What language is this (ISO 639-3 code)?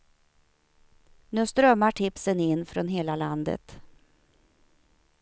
swe